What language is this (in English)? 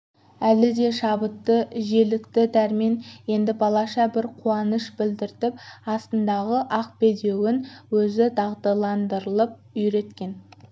Kazakh